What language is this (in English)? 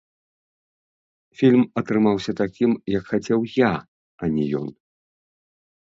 Belarusian